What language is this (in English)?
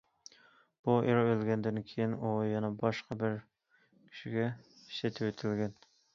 Uyghur